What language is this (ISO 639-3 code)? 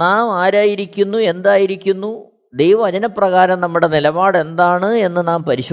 mal